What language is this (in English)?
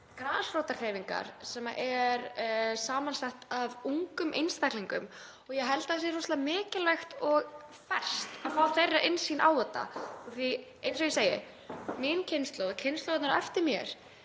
Icelandic